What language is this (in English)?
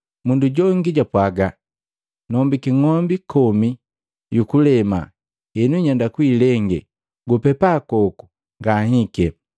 Matengo